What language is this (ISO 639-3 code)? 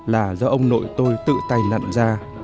vie